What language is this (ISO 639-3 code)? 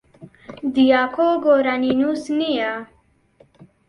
ckb